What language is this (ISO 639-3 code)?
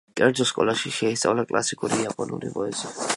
kat